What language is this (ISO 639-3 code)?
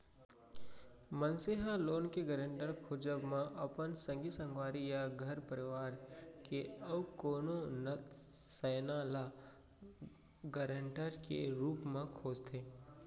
hne